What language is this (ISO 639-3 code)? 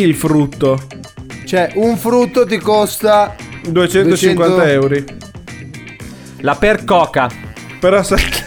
ita